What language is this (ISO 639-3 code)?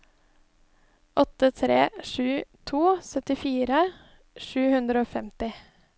nor